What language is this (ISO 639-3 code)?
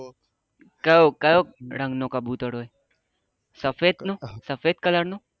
guj